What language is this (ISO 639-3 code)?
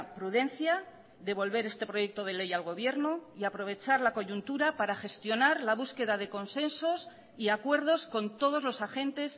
spa